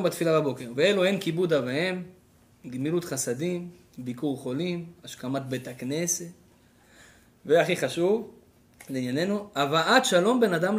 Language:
Hebrew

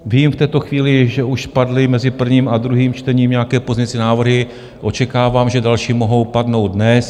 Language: Czech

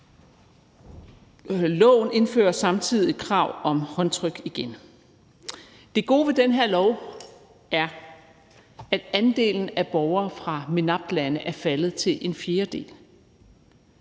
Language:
Danish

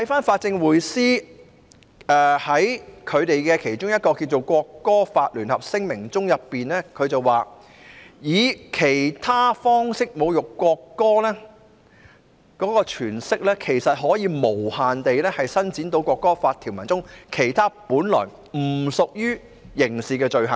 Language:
Cantonese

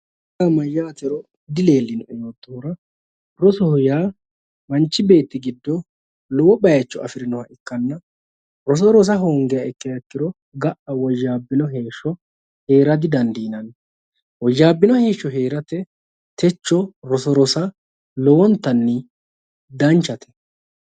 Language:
Sidamo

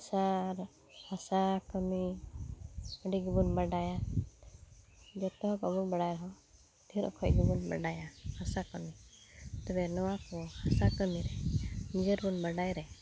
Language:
Santali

